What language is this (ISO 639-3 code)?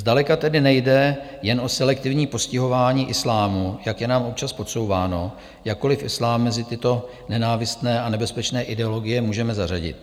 ces